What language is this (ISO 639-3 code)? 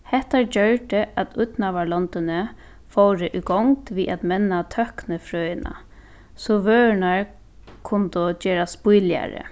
fao